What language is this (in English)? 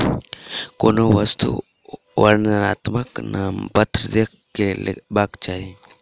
Maithili